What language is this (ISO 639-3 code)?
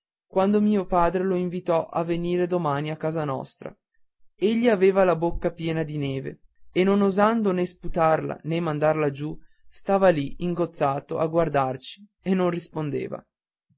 ita